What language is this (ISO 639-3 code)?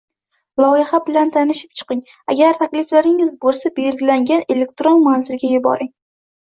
uzb